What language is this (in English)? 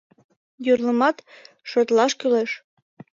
Mari